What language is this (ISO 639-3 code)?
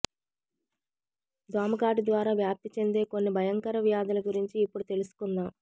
tel